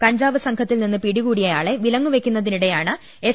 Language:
Malayalam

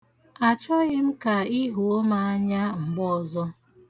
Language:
Igbo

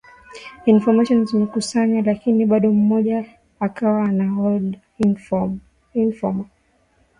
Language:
Swahili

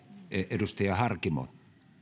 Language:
Finnish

